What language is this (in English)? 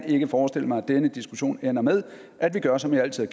Danish